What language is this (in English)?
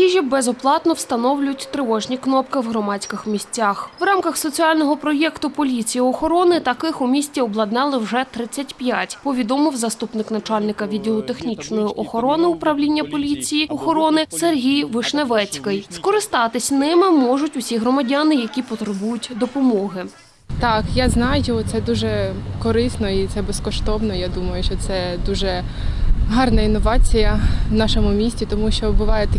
Ukrainian